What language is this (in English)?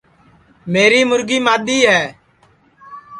Sansi